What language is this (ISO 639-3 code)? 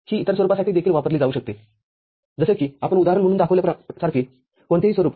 mar